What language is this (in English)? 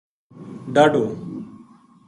Gujari